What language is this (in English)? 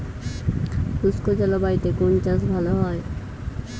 Bangla